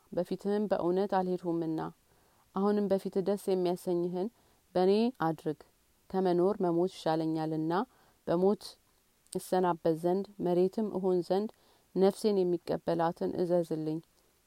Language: Amharic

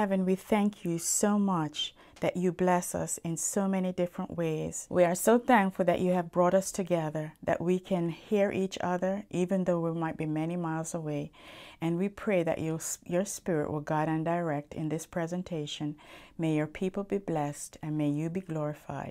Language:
English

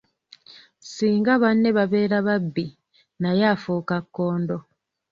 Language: Ganda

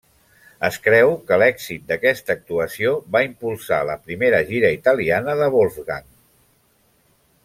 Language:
Catalan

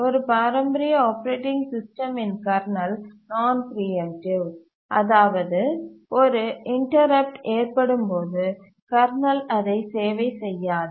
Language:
Tamil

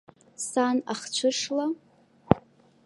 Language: Abkhazian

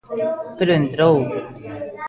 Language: Galician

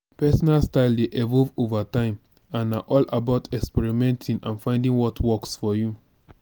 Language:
Nigerian Pidgin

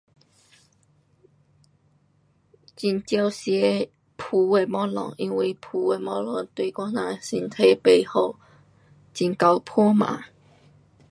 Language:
Pu-Xian Chinese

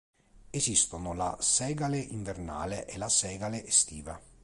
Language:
Italian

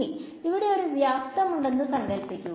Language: Malayalam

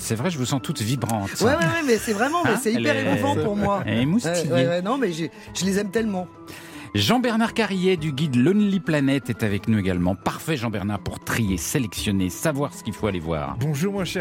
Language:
French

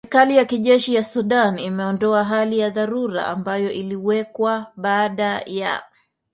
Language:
Swahili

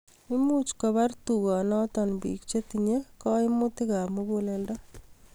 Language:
Kalenjin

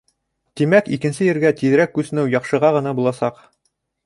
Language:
Bashkir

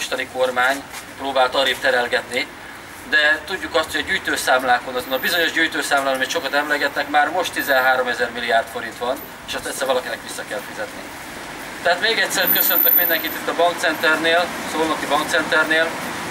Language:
Hungarian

